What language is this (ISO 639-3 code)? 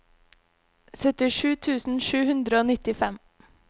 nor